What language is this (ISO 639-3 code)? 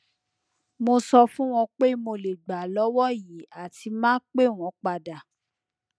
yor